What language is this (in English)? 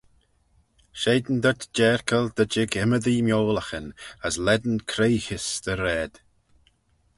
Manx